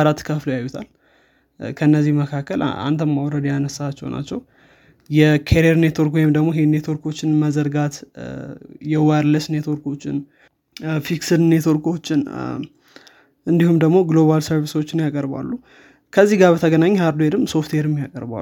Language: Amharic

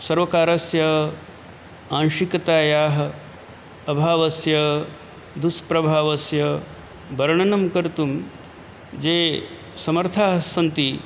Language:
Sanskrit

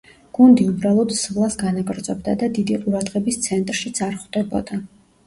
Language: Georgian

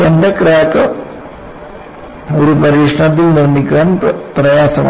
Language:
Malayalam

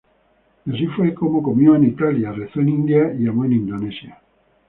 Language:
Spanish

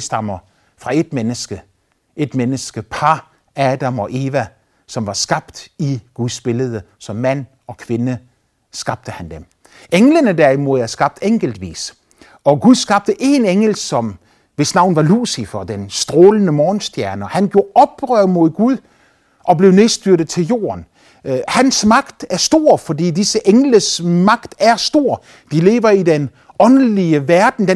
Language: Danish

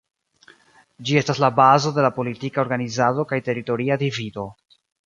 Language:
Esperanto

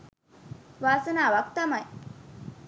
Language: Sinhala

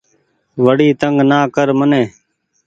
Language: Goaria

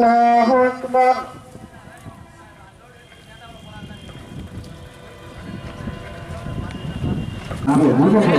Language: Arabic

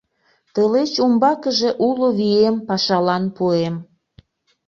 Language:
Mari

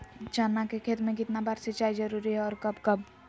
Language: Magahi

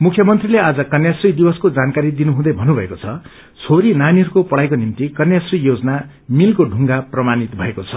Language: Nepali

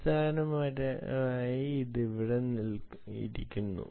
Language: Malayalam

